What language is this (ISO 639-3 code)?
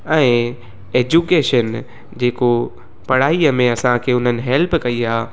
snd